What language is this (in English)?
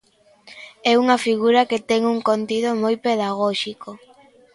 Galician